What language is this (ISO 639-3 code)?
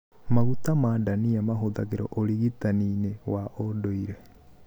kik